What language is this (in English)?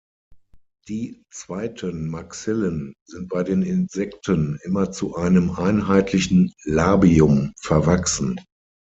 German